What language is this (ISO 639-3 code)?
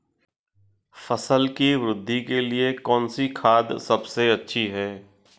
hin